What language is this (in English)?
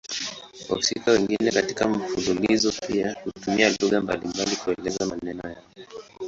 Swahili